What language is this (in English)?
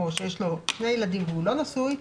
Hebrew